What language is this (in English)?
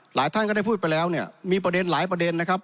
Thai